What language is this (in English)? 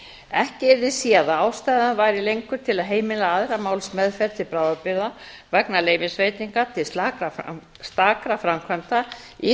Icelandic